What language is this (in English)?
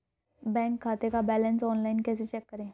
Hindi